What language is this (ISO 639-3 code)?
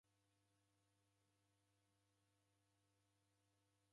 dav